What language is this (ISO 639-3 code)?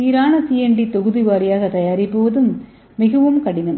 tam